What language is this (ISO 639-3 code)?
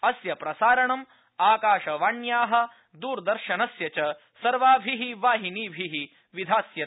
san